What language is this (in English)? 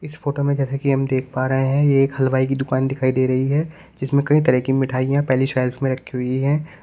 Hindi